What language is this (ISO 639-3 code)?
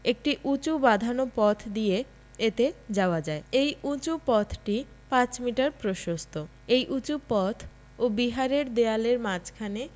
ben